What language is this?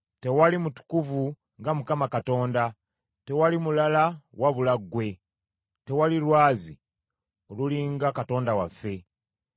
Ganda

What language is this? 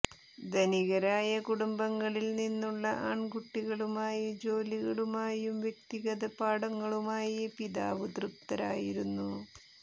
Malayalam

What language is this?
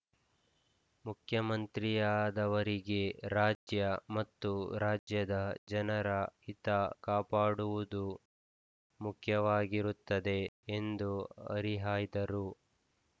Kannada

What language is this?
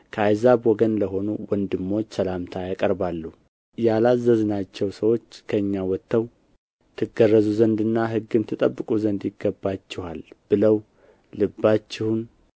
Amharic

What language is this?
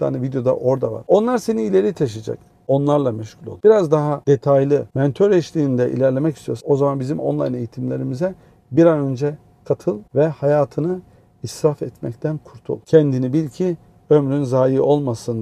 Turkish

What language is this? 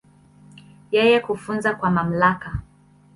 Swahili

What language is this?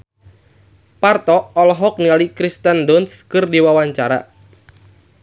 Sundanese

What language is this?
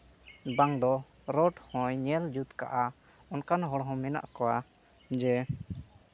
Santali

